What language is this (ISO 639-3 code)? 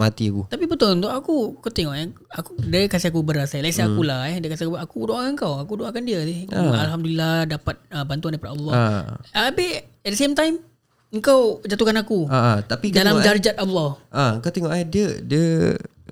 msa